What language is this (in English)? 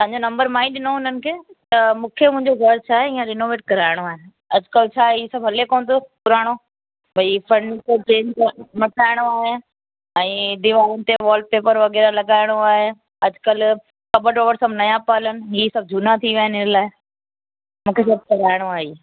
Sindhi